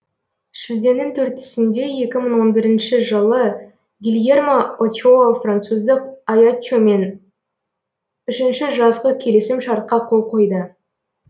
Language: Kazakh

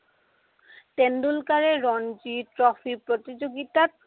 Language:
Assamese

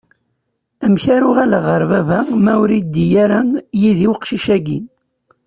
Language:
Kabyle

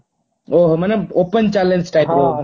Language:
Odia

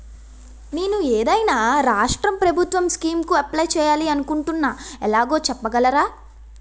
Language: Telugu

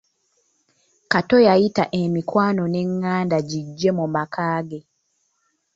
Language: Ganda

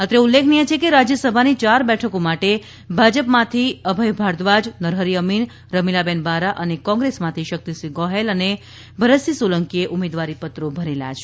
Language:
Gujarati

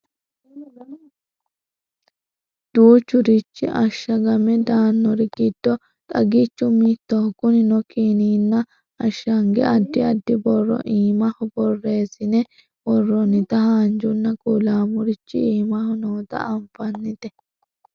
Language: Sidamo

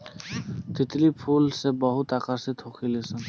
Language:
Bhojpuri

